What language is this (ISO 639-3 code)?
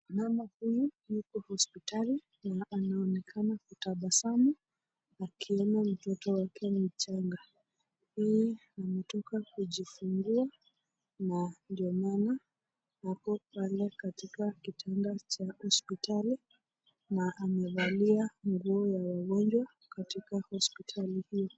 swa